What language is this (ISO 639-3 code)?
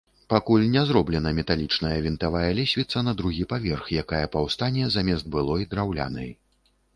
bel